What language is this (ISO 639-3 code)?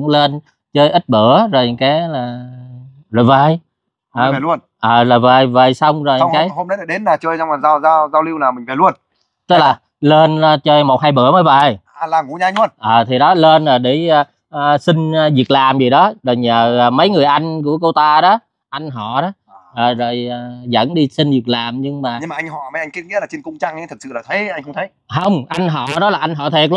vie